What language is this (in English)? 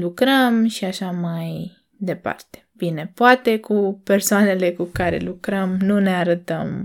Romanian